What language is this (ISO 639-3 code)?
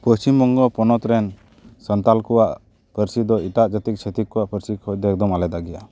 sat